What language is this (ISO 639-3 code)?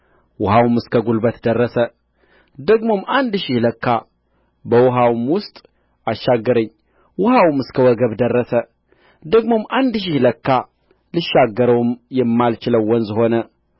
amh